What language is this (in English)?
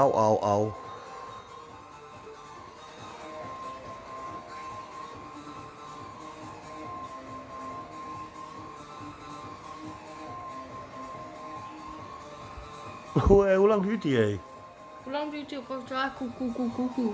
Dutch